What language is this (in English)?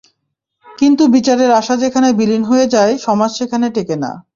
Bangla